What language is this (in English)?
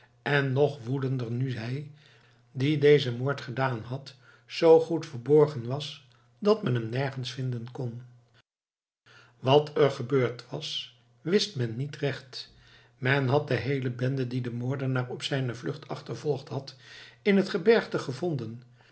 Dutch